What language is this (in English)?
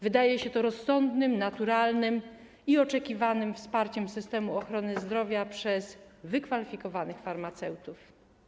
Polish